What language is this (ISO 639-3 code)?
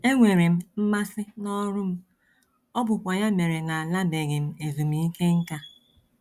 ibo